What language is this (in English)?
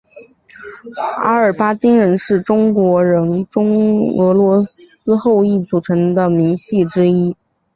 Chinese